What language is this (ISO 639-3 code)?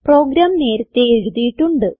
mal